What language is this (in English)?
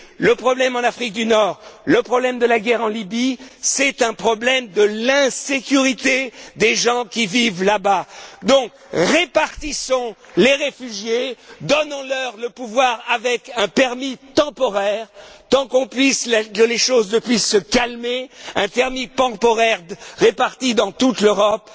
French